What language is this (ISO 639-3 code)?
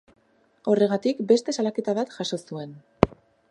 eus